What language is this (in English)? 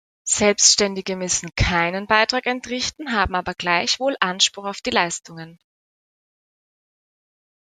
German